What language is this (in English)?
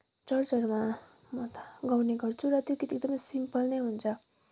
Nepali